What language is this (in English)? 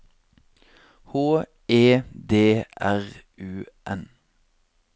Norwegian